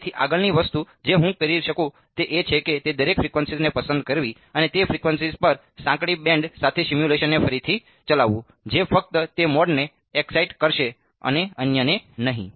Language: Gujarati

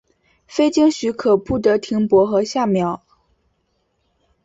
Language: Chinese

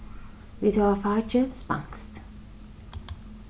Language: Faroese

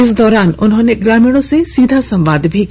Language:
Hindi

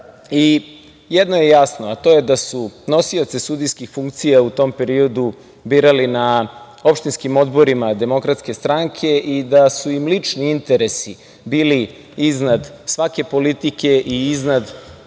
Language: Serbian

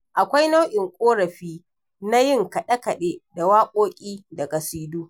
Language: Hausa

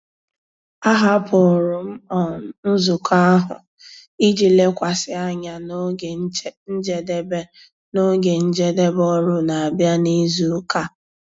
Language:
Igbo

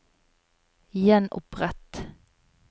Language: Norwegian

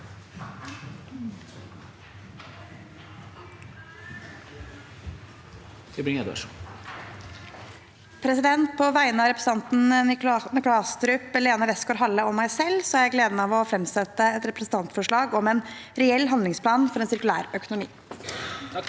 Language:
Norwegian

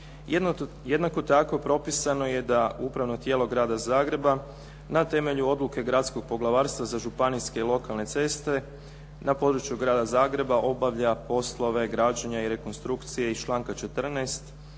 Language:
Croatian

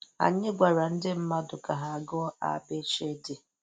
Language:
Igbo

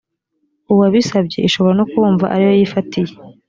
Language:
Kinyarwanda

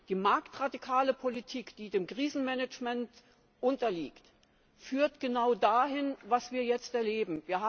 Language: German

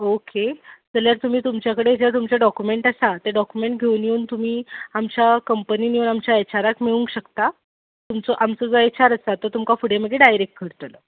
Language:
Konkani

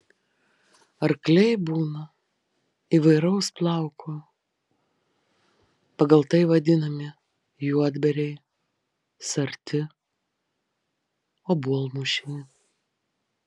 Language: Lithuanian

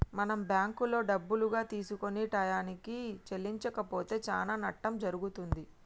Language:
Telugu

